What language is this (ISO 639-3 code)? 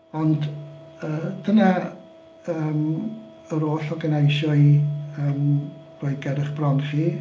cym